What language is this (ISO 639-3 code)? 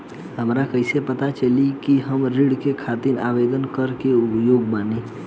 bho